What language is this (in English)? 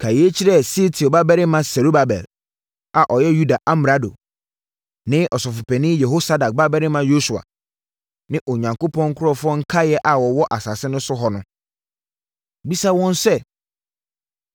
Akan